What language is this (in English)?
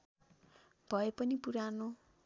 Nepali